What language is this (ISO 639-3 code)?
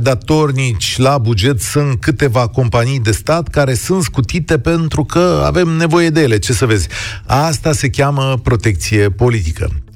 ron